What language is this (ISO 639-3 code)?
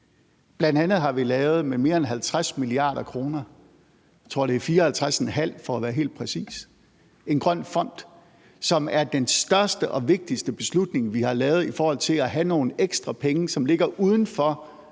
dan